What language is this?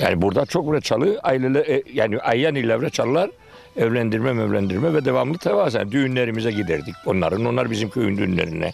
Turkish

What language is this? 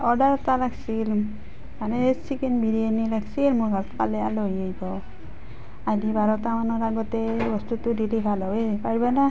Assamese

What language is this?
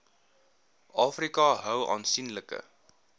Afrikaans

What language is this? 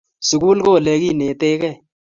Kalenjin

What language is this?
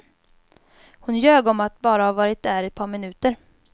Swedish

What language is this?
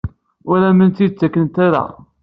Kabyle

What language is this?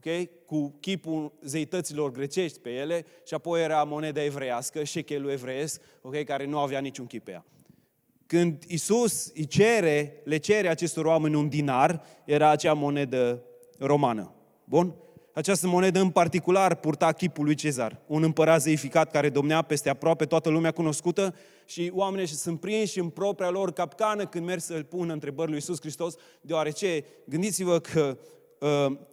Romanian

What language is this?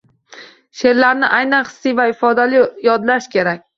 Uzbek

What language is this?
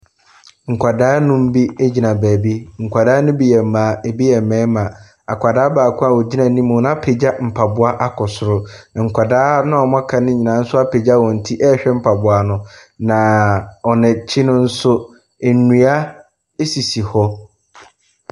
Akan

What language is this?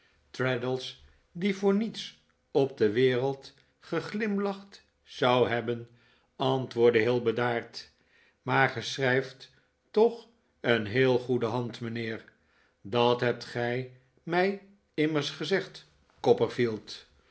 Dutch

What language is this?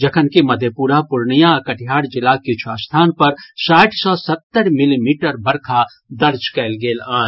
Maithili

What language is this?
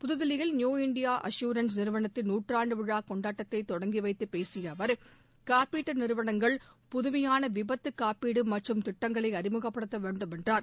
Tamil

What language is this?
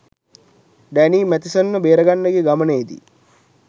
Sinhala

